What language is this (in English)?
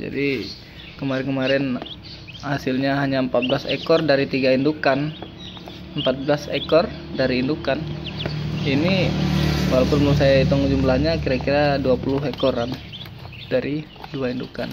Indonesian